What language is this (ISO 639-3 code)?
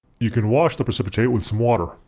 eng